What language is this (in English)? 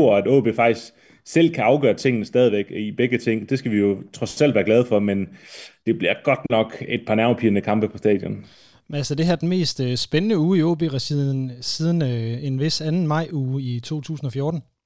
Danish